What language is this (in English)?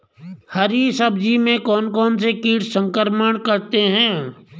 Hindi